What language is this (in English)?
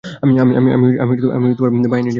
Bangla